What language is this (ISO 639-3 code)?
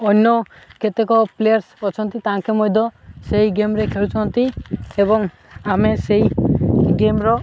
ori